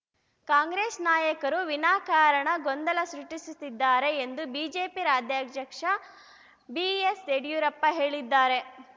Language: Kannada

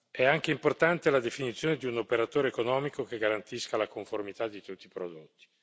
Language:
Italian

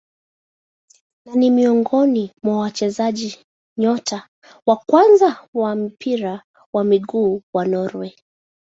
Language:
Swahili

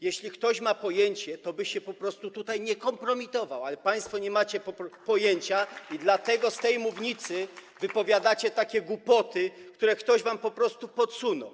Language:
Polish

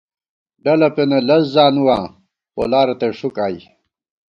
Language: Gawar-Bati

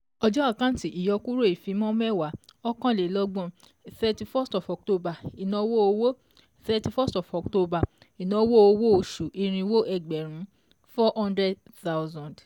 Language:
Yoruba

